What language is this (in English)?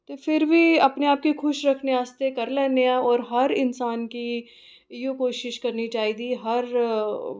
Dogri